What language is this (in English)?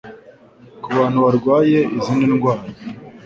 Kinyarwanda